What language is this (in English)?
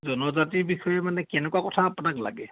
Assamese